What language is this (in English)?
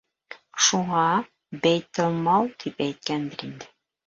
Bashkir